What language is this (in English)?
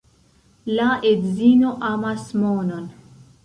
Esperanto